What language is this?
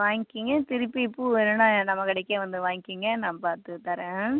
Tamil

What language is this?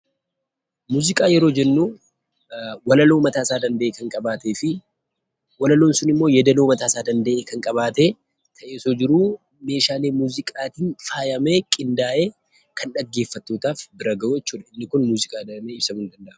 Oromo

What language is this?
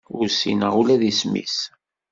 Kabyle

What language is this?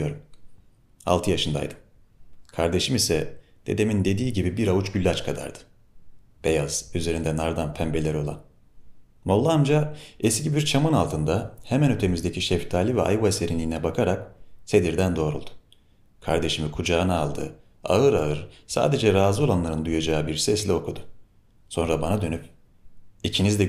Turkish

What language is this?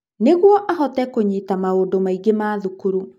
Kikuyu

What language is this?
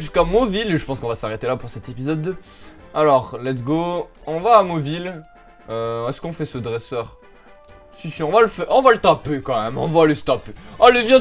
French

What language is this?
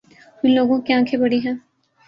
Urdu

